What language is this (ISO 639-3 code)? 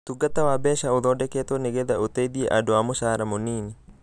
kik